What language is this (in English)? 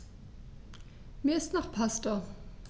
German